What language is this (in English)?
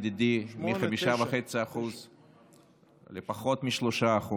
Hebrew